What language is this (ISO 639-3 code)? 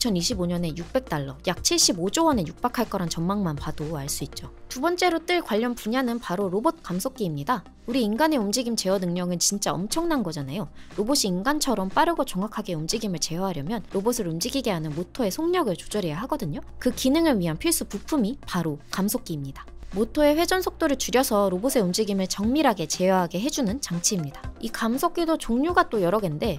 kor